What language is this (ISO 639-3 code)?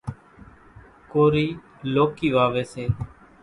gjk